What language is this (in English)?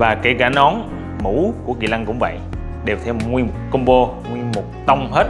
Vietnamese